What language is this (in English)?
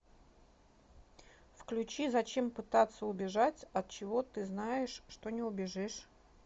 Russian